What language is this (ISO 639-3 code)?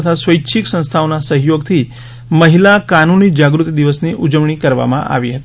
guj